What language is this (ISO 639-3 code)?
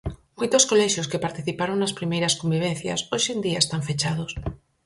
glg